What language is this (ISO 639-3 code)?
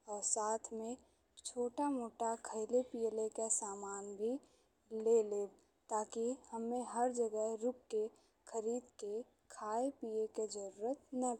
bho